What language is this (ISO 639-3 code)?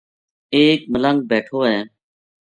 gju